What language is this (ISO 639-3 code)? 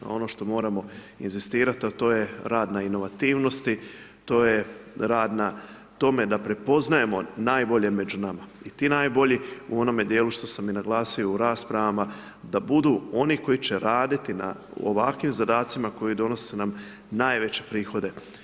hrv